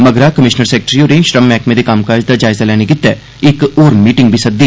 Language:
Dogri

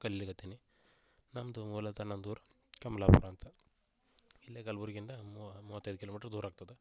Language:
Kannada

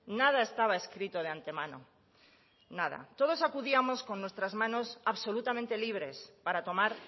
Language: Spanish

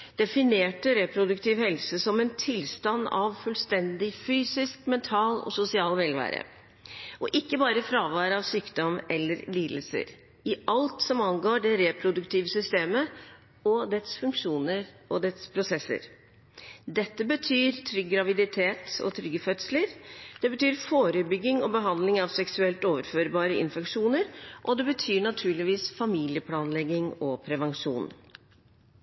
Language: Norwegian Bokmål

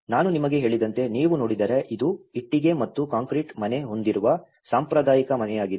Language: Kannada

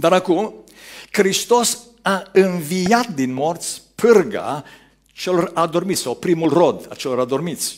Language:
Romanian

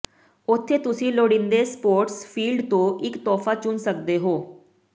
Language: Punjabi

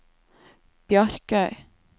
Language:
Norwegian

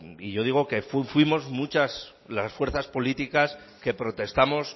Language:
Spanish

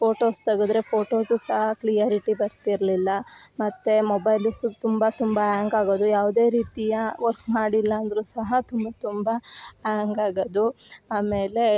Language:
Kannada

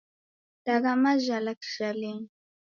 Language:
Taita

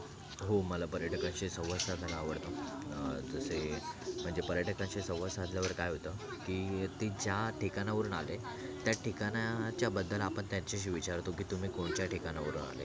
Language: Marathi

